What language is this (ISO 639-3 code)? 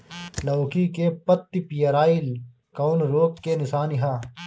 bho